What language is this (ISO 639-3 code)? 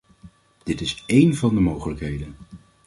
nld